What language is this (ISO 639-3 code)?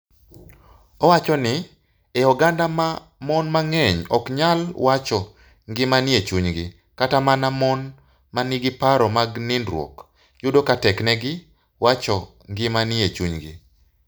luo